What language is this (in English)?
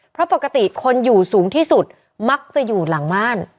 Thai